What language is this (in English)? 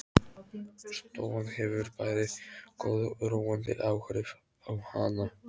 Icelandic